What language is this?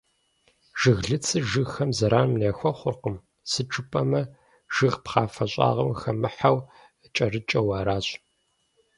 Kabardian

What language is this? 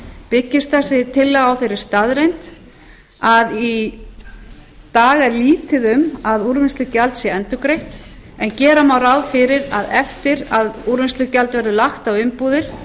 Icelandic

